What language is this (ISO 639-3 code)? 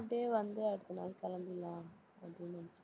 tam